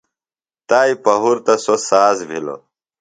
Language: Phalura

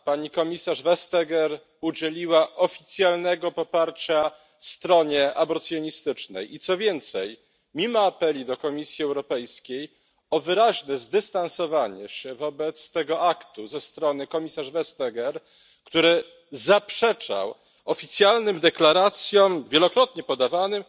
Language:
Polish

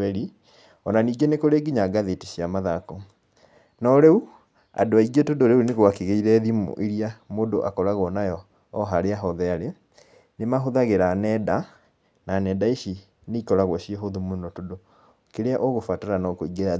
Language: Kikuyu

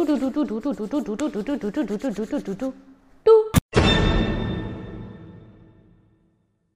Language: Malayalam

